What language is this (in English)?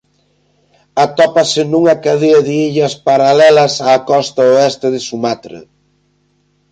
Galician